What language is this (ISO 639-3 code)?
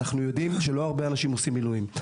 heb